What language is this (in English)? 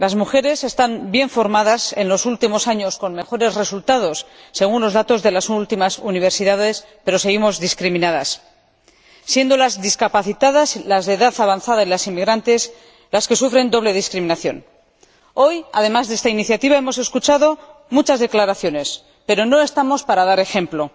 Spanish